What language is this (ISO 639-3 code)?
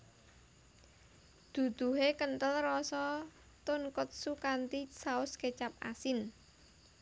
jav